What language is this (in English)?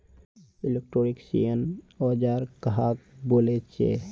Magahi